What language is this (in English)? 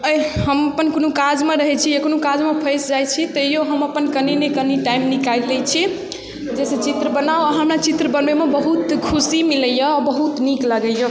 Maithili